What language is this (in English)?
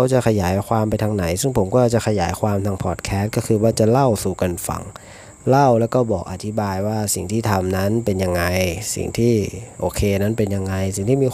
Thai